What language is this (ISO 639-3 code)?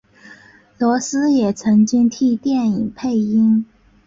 zho